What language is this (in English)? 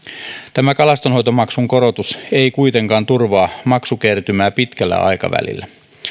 Finnish